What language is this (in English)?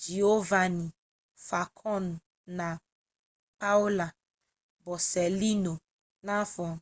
Igbo